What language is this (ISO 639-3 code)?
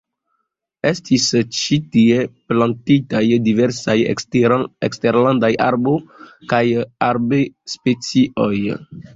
epo